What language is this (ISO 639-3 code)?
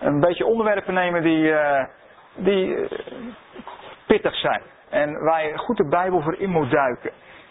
nld